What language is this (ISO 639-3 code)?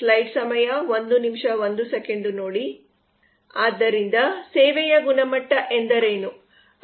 kan